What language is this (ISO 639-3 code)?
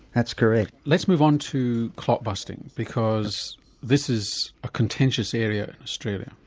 eng